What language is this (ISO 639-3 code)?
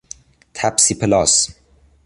fas